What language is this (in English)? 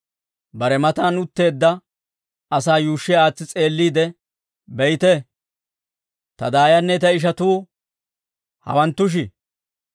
Dawro